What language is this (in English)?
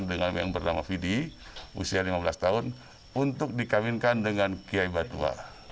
Indonesian